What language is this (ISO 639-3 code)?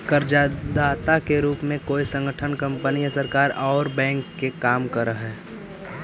mag